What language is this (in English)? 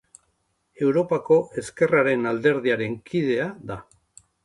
Basque